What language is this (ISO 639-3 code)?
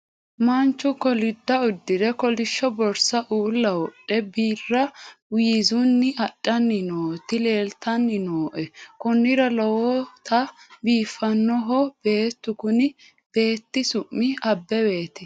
sid